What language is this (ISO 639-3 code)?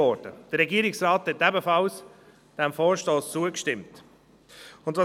gsw